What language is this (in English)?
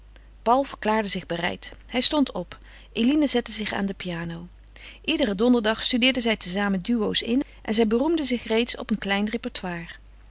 Dutch